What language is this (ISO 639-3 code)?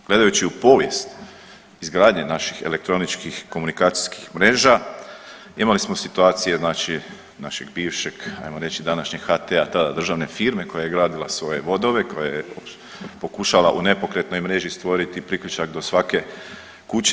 hrv